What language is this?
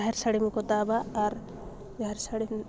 Santali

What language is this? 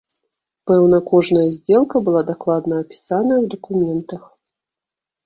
Belarusian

